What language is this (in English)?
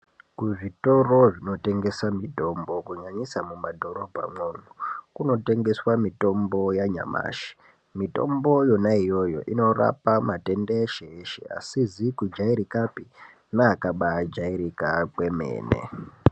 Ndau